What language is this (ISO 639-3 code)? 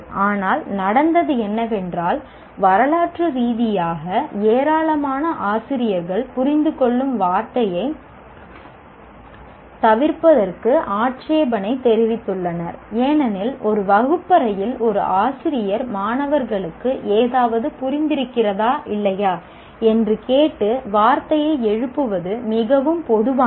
tam